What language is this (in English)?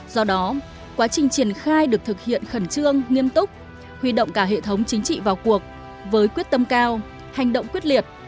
Vietnamese